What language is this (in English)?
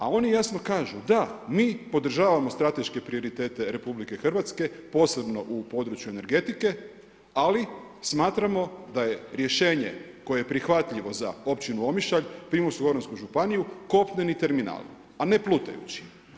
Croatian